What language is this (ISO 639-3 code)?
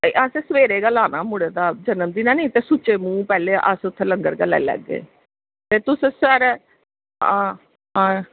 doi